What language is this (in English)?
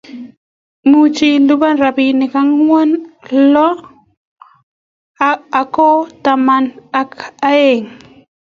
Kalenjin